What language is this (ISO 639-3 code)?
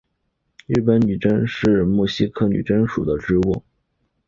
zho